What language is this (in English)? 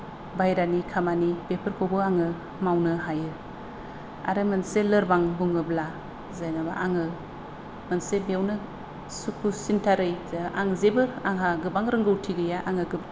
Bodo